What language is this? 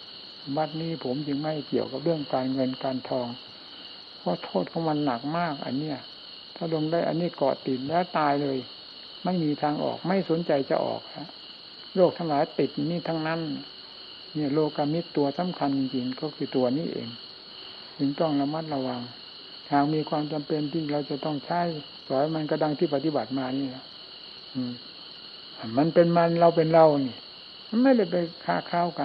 Thai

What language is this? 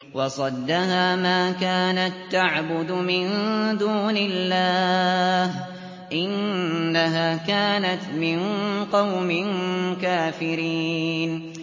Arabic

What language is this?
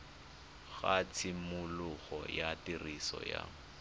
Tswana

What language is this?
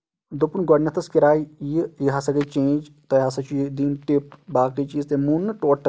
Kashmiri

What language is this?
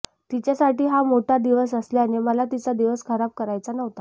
Marathi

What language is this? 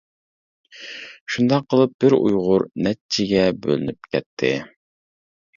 Uyghur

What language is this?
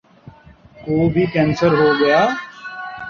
Urdu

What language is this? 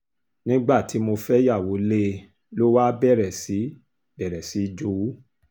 Yoruba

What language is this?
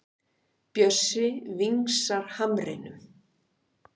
Icelandic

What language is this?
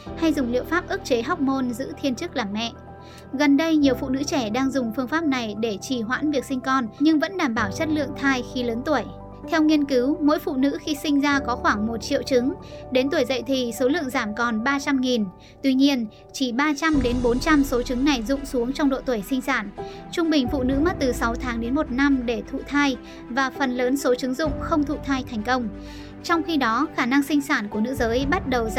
Vietnamese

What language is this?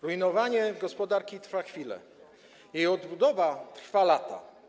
Polish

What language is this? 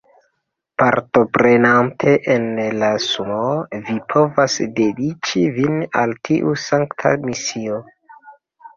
Esperanto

